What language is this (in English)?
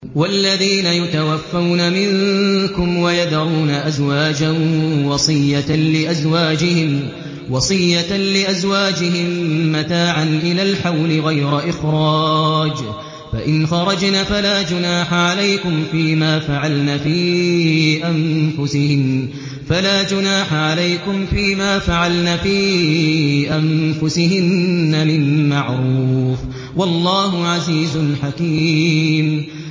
Arabic